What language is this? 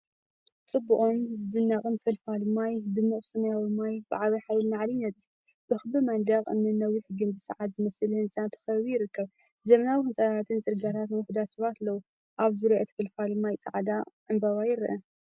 Tigrinya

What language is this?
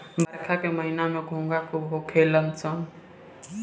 Bhojpuri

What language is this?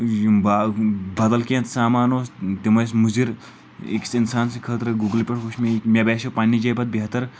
Kashmiri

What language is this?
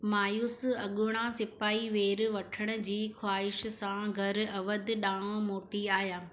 Sindhi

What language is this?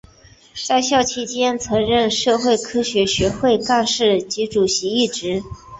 Chinese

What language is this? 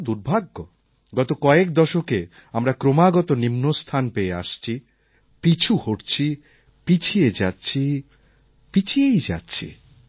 Bangla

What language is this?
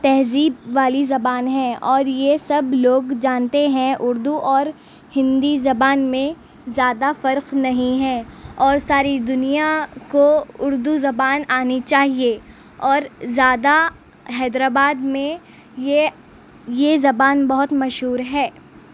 Urdu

